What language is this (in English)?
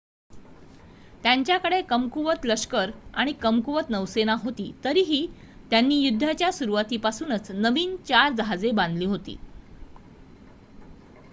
Marathi